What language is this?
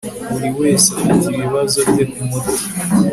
Kinyarwanda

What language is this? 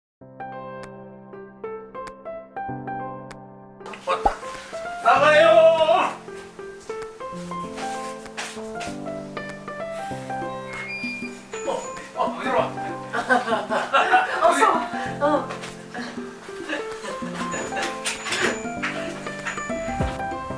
Korean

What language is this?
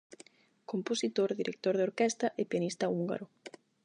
Galician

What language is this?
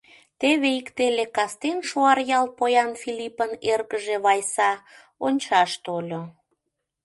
Mari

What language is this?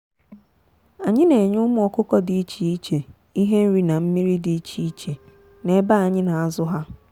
Igbo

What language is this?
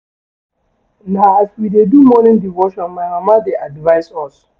Nigerian Pidgin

